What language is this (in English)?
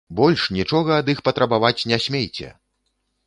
Belarusian